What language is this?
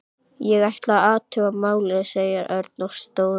Icelandic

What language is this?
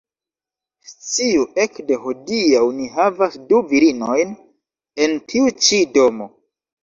Esperanto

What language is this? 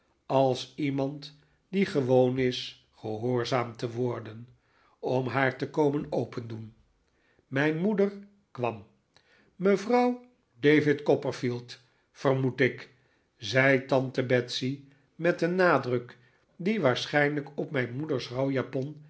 Dutch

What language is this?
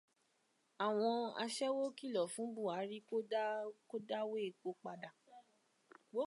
Yoruba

